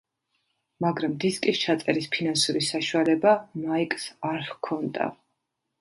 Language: Georgian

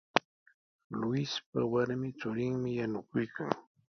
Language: Sihuas Ancash Quechua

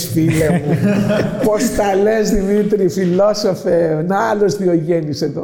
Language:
Greek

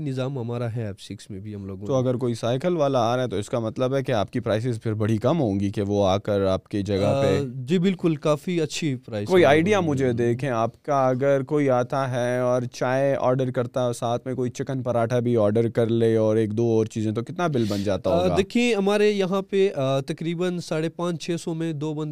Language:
Urdu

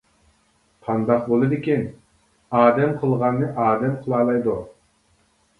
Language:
Uyghur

